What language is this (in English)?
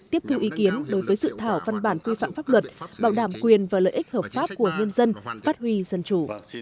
Vietnamese